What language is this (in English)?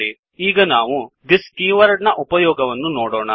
Kannada